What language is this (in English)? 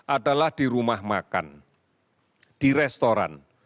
Indonesian